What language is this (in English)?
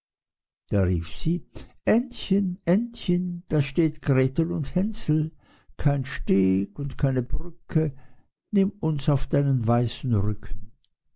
German